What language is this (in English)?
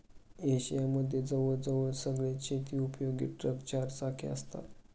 Marathi